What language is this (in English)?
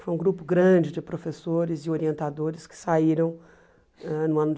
Portuguese